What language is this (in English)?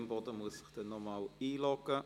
Swiss German